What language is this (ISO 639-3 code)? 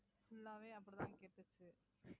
tam